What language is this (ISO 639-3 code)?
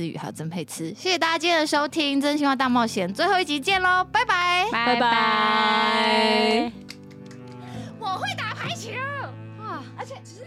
zho